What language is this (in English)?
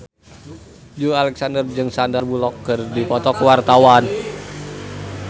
Sundanese